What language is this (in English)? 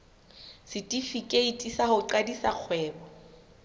Southern Sotho